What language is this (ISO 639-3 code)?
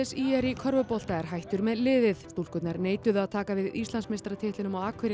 isl